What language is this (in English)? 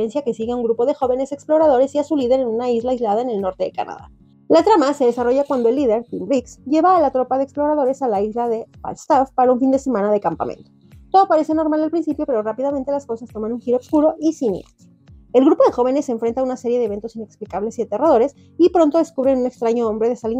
Spanish